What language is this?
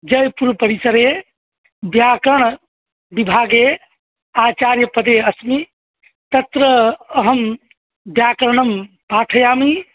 Sanskrit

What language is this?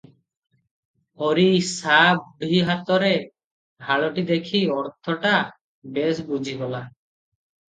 Odia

